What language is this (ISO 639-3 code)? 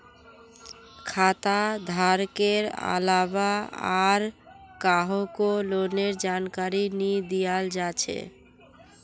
mag